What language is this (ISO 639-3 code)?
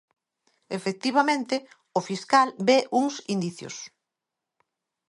glg